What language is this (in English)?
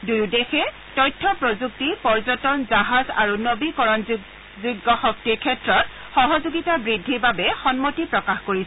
Assamese